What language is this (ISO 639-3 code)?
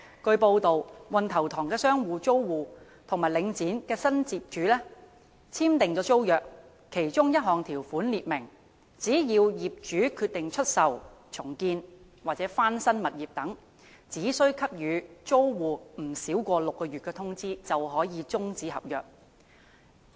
yue